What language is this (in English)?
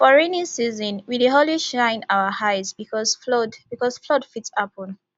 Nigerian Pidgin